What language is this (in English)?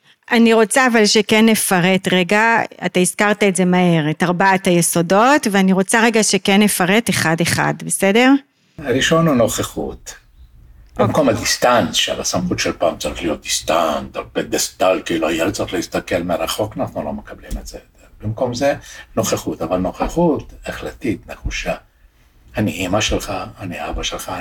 Hebrew